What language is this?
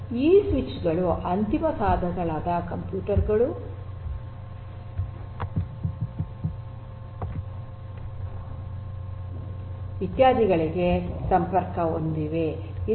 Kannada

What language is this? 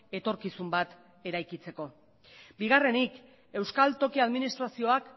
Basque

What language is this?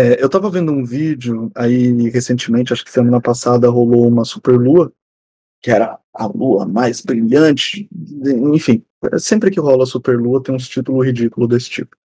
Portuguese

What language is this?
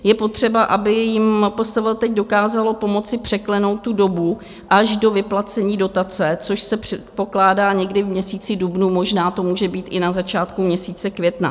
Czech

